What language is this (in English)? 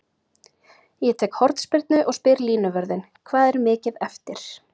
Icelandic